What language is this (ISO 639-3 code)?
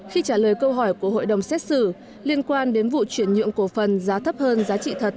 vie